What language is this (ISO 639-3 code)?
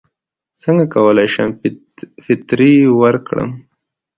pus